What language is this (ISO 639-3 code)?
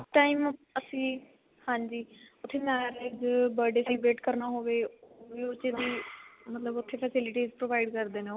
pan